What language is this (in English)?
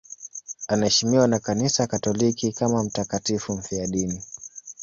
Swahili